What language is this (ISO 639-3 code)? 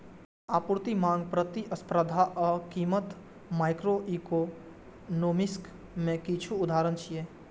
mai